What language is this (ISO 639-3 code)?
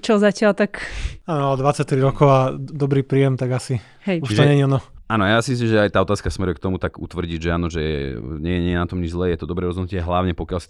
slk